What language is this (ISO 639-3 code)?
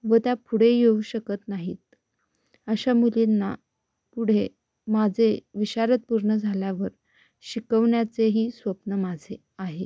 mar